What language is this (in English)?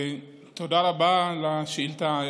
Hebrew